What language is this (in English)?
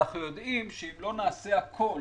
Hebrew